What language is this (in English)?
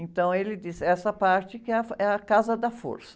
Portuguese